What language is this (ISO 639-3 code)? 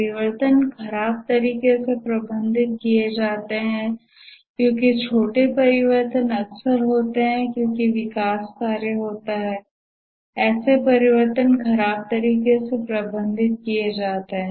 hin